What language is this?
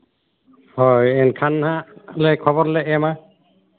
Santali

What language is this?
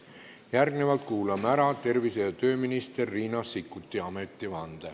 Estonian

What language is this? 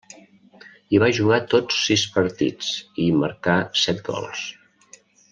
Catalan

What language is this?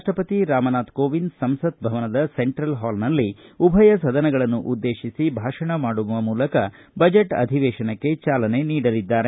Kannada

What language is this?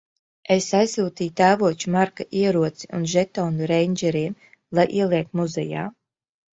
Latvian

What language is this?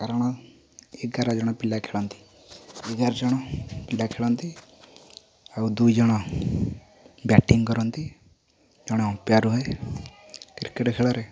Odia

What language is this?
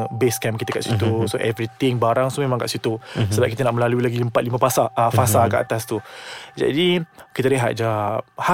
Malay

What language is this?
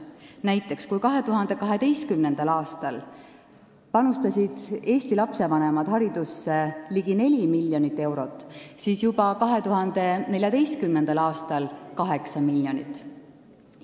Estonian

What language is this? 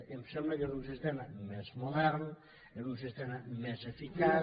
Catalan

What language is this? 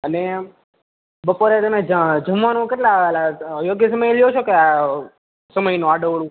Gujarati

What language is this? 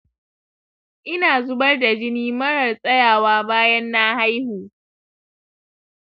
Hausa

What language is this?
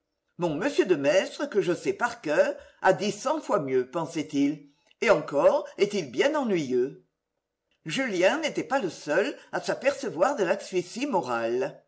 French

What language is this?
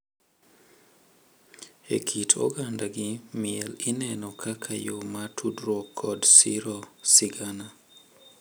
Luo (Kenya and Tanzania)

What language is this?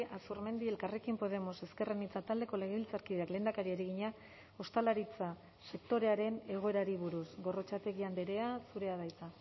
Basque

